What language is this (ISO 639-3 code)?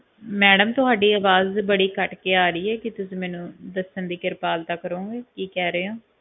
pan